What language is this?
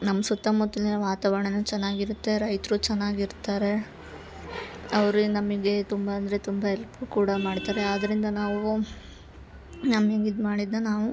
Kannada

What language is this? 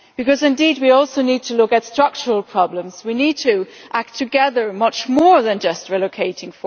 English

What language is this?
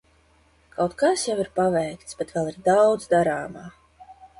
Latvian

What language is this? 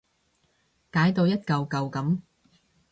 Cantonese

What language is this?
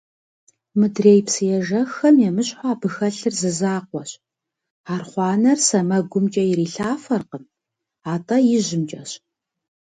Kabardian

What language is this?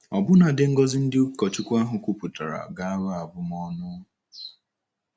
Igbo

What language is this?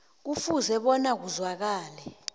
South Ndebele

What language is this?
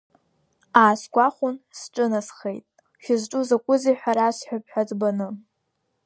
Abkhazian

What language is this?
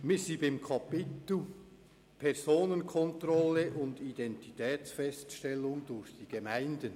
Swiss German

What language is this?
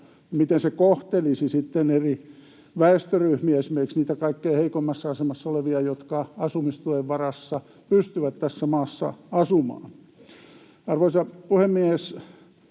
Finnish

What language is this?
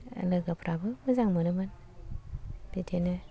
Bodo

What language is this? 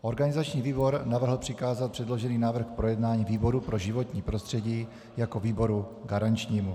Czech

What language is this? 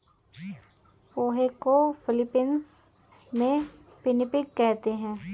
Hindi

